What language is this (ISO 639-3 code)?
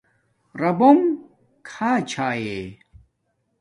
dmk